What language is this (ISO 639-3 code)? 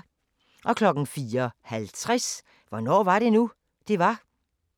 dan